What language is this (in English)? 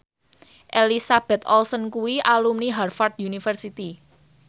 Javanese